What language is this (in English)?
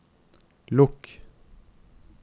Norwegian